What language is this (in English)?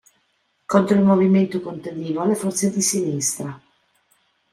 Italian